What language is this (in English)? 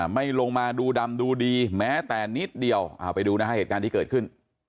Thai